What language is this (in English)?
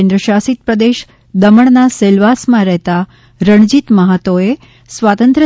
Gujarati